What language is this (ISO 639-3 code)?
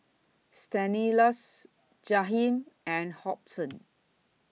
eng